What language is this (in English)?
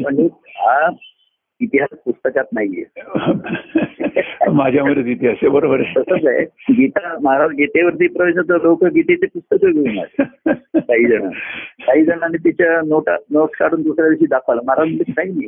Marathi